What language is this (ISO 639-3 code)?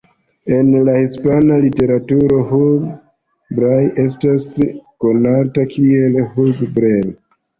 epo